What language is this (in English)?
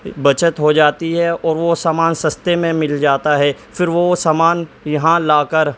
Urdu